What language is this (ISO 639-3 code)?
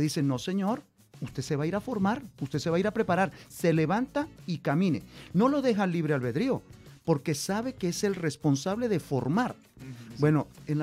spa